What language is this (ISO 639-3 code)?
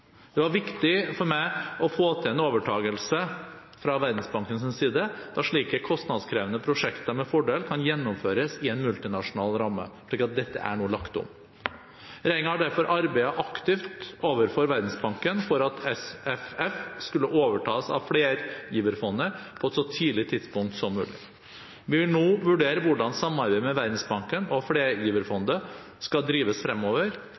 nob